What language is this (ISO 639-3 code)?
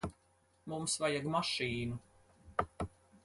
lav